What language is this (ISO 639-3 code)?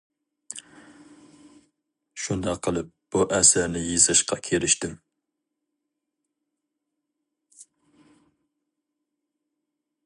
uig